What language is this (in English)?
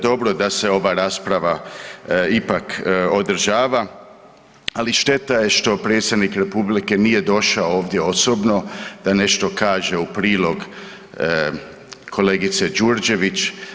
Croatian